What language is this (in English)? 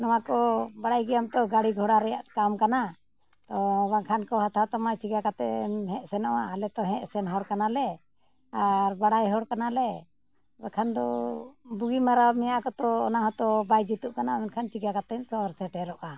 Santali